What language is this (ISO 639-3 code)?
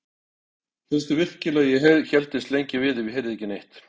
isl